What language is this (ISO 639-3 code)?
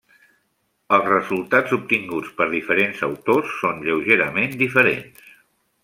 cat